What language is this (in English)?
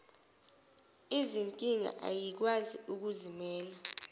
Zulu